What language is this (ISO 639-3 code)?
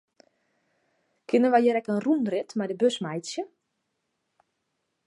fry